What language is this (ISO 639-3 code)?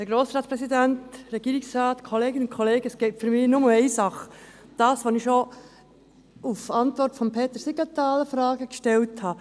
gsw